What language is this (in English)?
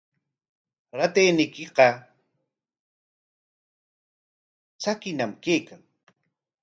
Corongo Ancash Quechua